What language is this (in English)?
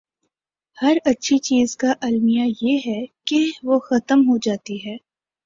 Urdu